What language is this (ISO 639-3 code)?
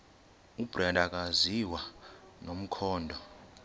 xho